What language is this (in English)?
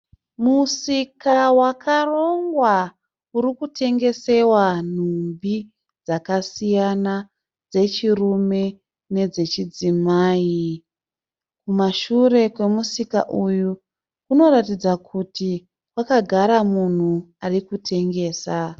Shona